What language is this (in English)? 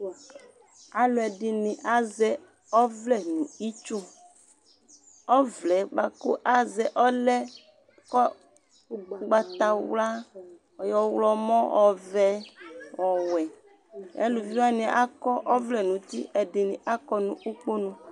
Ikposo